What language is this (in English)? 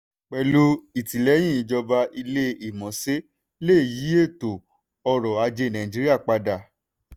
Yoruba